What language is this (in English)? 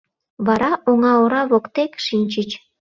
Mari